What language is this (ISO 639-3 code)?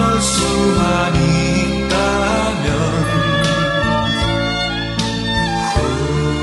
kor